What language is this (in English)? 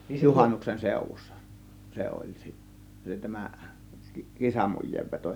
Finnish